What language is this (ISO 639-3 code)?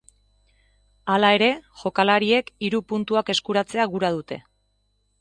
eus